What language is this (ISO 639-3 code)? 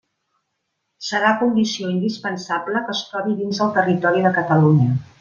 cat